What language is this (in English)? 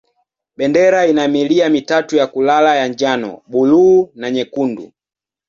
Swahili